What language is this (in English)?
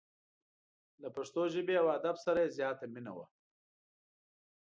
Pashto